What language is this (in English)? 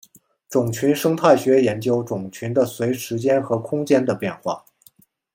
Chinese